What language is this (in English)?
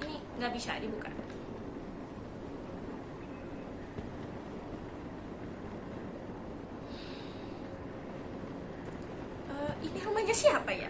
Indonesian